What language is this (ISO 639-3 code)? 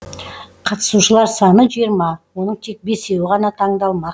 kaz